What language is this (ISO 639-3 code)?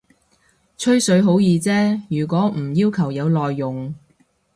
yue